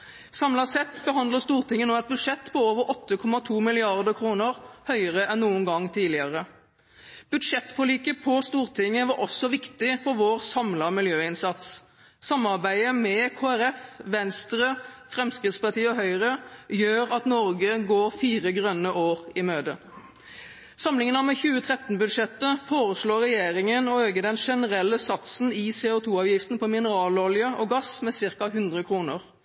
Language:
Norwegian Bokmål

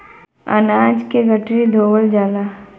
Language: Bhojpuri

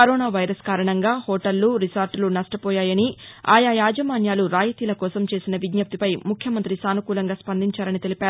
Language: Telugu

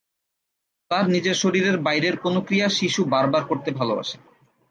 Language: Bangla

